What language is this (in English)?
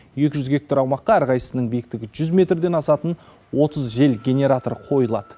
Kazakh